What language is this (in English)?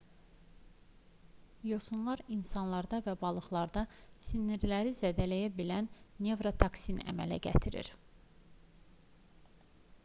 Azerbaijani